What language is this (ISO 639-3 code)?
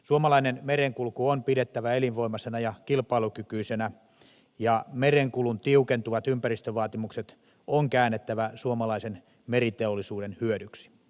fin